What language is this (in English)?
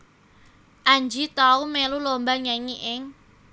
Javanese